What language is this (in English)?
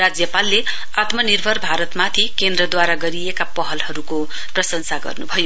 Nepali